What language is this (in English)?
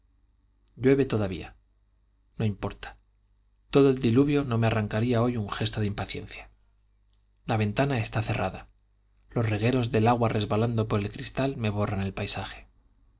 Spanish